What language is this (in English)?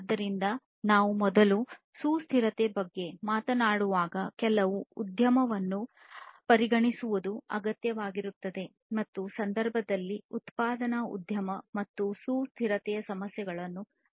Kannada